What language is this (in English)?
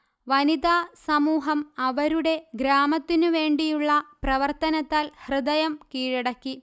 Malayalam